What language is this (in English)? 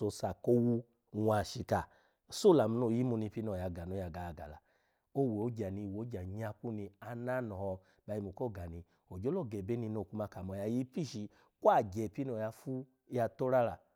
Alago